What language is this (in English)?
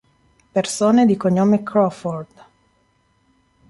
Italian